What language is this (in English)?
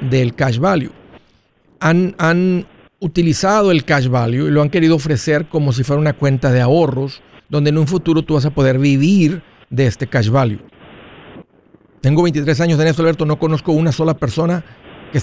Spanish